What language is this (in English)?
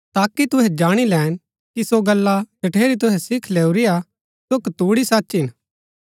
Gaddi